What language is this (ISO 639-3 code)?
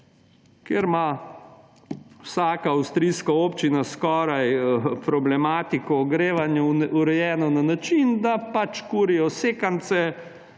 slv